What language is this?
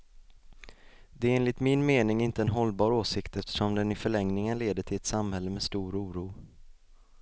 Swedish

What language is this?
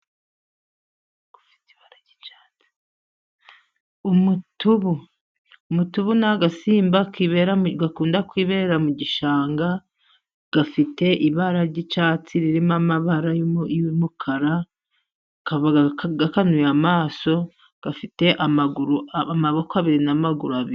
Kinyarwanda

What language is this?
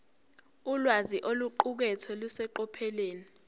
Zulu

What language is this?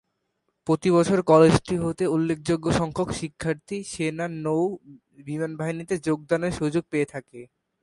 Bangla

